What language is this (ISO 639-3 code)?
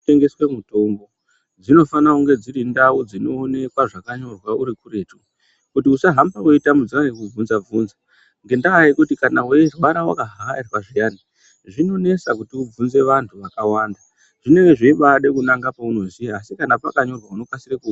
ndc